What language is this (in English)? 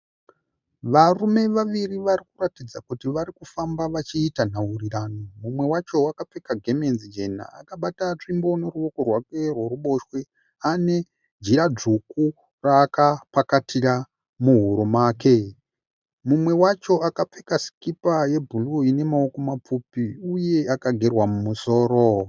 Shona